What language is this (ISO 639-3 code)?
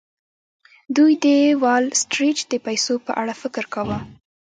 pus